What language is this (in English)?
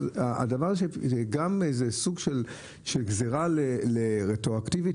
Hebrew